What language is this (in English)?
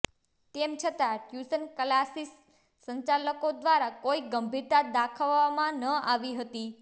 Gujarati